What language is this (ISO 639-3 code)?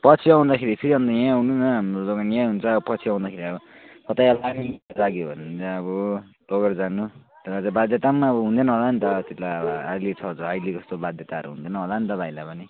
nep